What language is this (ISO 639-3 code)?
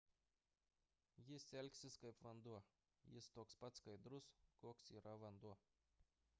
lit